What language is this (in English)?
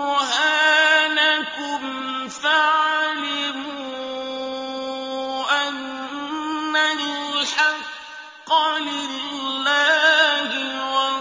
Arabic